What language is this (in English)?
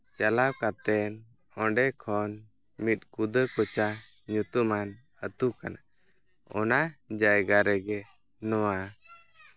Santali